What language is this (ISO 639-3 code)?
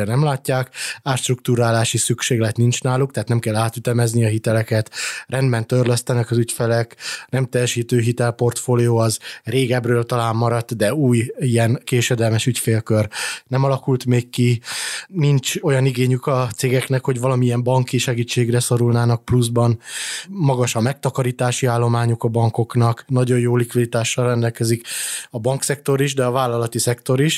hun